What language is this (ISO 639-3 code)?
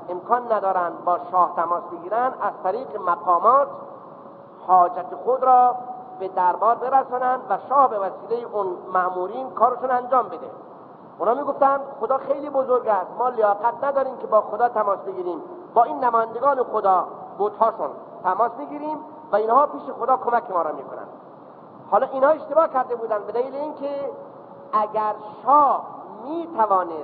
fas